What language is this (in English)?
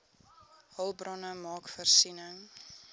Afrikaans